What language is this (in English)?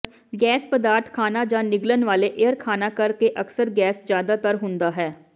Punjabi